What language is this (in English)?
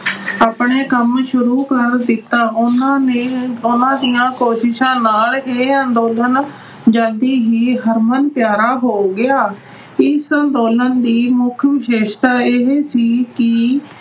Punjabi